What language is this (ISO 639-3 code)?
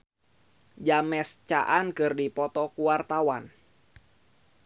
sun